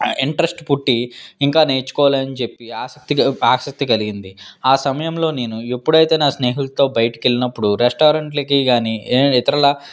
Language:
Telugu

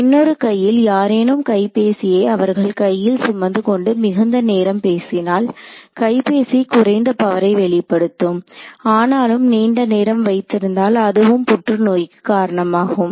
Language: Tamil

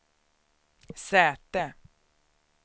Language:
Swedish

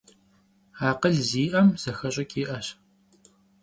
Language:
Kabardian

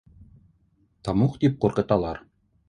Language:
Bashkir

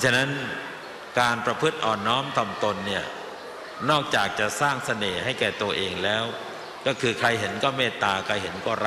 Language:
Thai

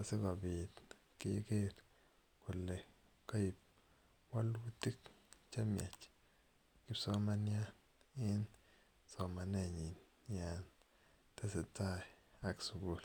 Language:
Kalenjin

